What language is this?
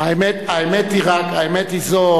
Hebrew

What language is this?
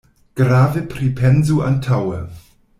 Esperanto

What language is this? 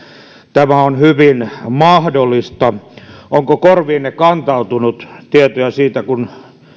Finnish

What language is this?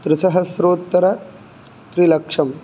Sanskrit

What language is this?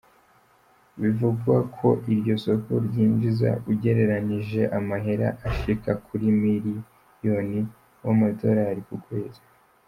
Kinyarwanda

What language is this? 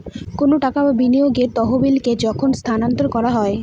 Bangla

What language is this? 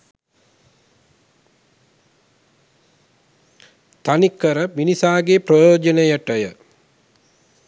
Sinhala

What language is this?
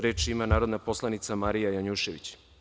Serbian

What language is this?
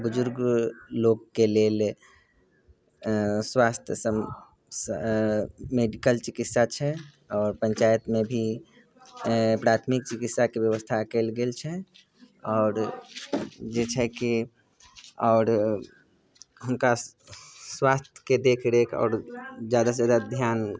Maithili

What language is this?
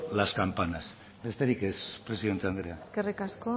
Basque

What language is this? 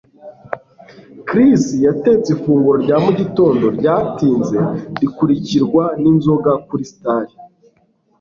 Kinyarwanda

